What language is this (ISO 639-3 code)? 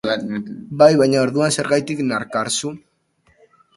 eus